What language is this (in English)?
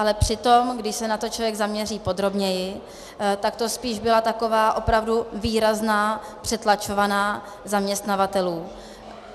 Czech